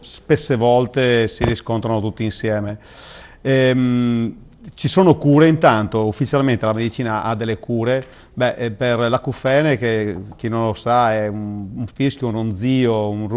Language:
Italian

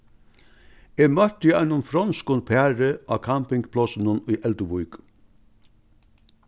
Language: Faroese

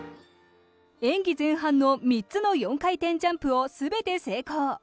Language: Japanese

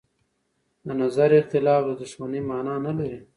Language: Pashto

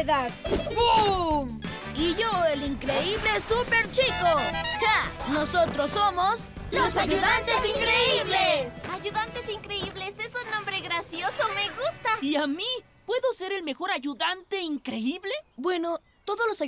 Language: Spanish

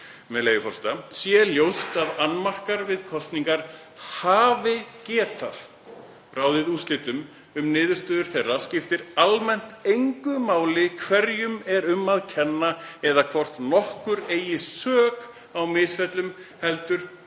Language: Icelandic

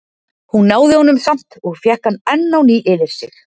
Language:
Icelandic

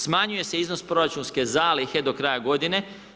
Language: Croatian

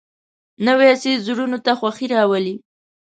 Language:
Pashto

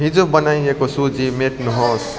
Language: Nepali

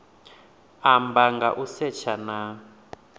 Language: Venda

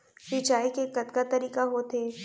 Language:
Chhattisgarhi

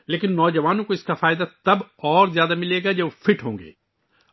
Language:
Urdu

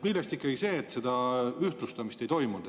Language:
Estonian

